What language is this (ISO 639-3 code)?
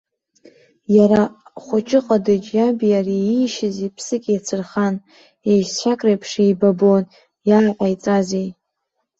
abk